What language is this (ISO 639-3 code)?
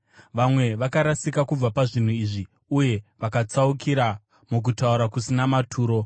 sna